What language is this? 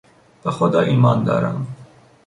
Persian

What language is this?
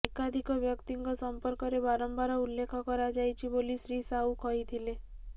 Odia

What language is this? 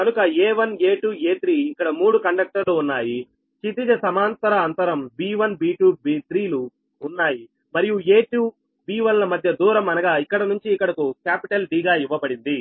Telugu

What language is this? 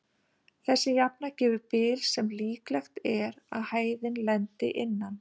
Icelandic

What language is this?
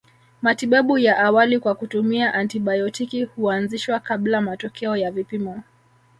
Swahili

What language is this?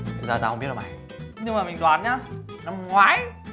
Vietnamese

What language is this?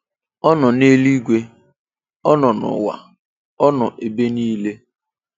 Igbo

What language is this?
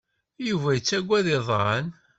Kabyle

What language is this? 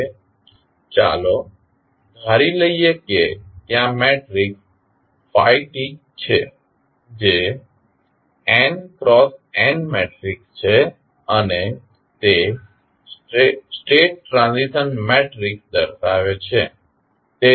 Gujarati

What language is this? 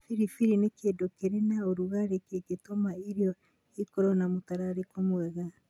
Kikuyu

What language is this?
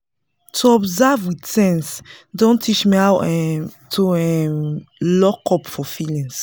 Nigerian Pidgin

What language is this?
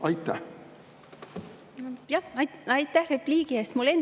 Estonian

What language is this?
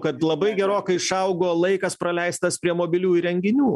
Lithuanian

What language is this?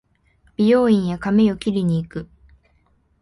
Japanese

